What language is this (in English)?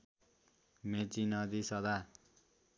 Nepali